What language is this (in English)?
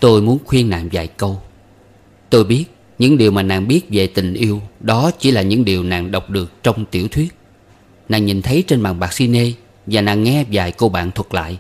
Vietnamese